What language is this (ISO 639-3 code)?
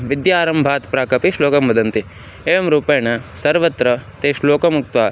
san